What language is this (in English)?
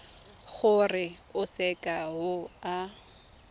Tswana